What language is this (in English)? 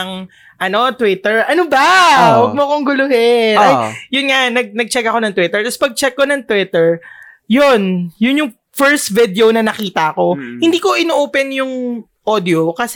Filipino